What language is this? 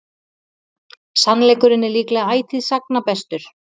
Icelandic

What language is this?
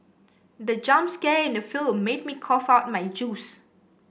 English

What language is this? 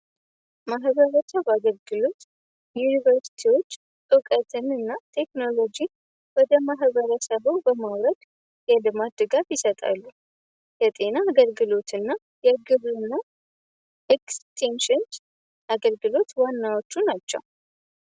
Amharic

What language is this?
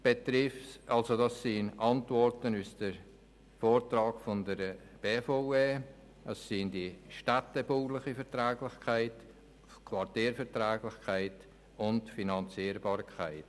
Swiss German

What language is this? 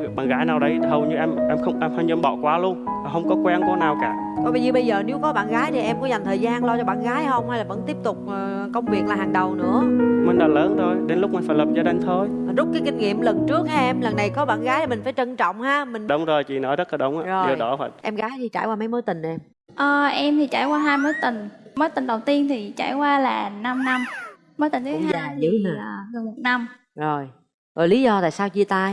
Vietnamese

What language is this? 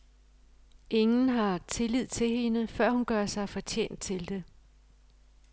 Danish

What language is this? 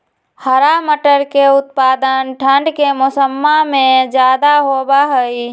Magahi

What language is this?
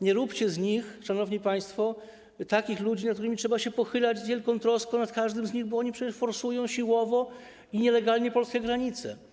Polish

